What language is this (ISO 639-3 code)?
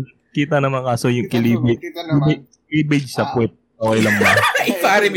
fil